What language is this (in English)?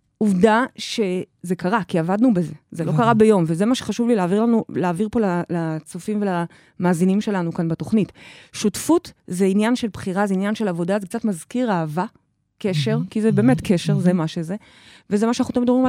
Hebrew